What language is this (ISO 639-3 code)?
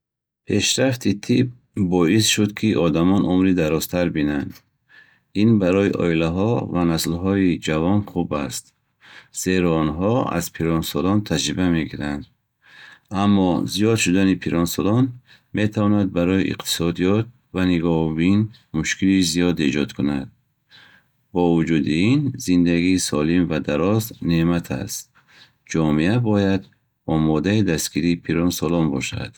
bhh